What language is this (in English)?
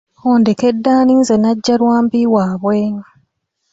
Ganda